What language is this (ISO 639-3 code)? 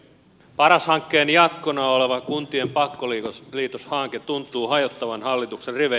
fin